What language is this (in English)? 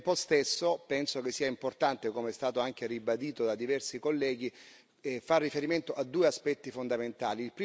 Italian